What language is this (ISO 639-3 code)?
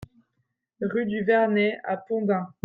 fra